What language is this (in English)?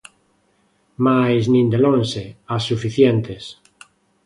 Galician